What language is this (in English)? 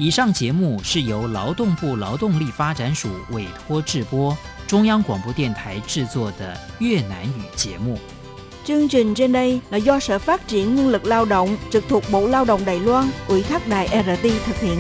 Vietnamese